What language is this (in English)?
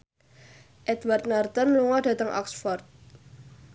Javanese